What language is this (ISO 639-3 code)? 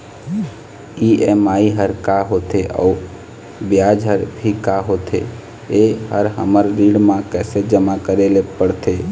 hne